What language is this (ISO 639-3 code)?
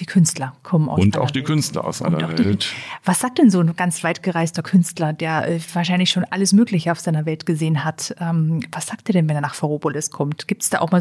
deu